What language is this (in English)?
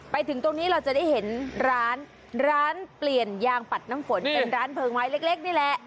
Thai